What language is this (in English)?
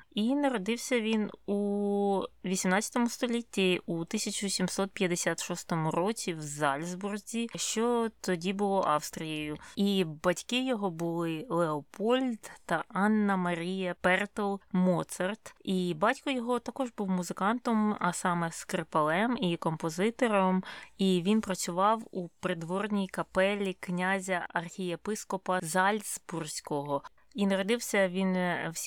Ukrainian